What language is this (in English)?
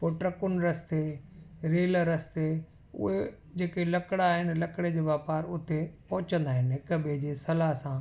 Sindhi